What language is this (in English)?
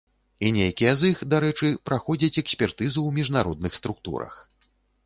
Belarusian